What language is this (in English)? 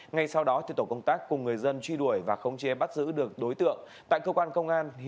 Vietnamese